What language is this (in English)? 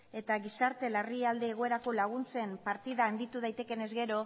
Basque